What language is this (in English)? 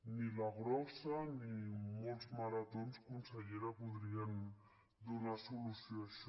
Catalan